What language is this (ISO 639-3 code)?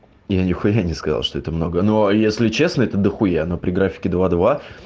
rus